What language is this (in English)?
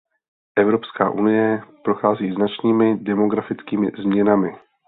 Czech